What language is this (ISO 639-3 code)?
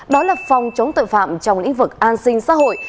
vie